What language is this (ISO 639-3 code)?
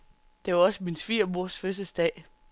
dan